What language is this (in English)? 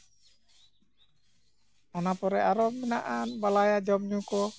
Santali